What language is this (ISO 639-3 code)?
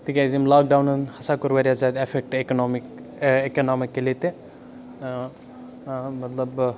kas